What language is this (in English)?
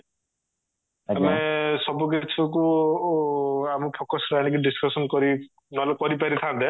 Odia